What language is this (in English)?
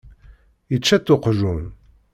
Kabyle